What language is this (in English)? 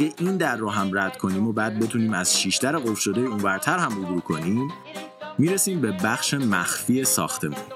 Persian